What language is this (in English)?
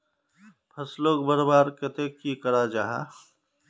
Magahi